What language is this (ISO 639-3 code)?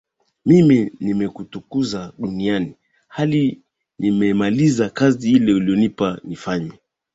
swa